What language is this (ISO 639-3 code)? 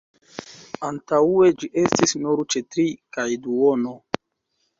epo